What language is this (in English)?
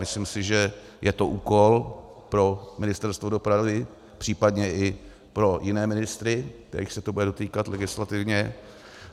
Czech